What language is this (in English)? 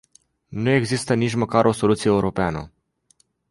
Romanian